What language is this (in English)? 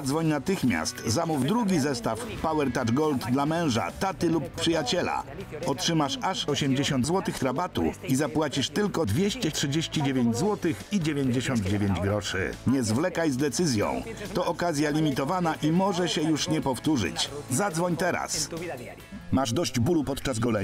Polish